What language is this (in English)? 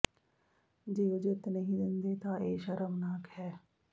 Punjabi